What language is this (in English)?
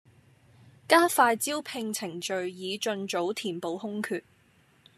Cantonese